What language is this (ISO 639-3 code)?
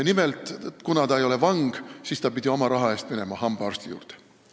est